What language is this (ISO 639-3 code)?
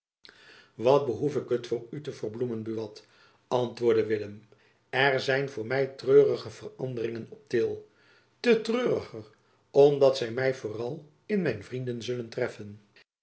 nld